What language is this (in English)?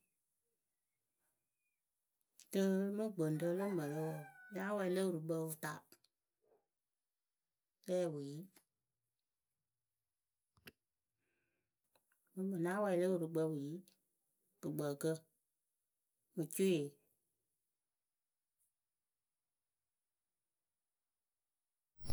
Akebu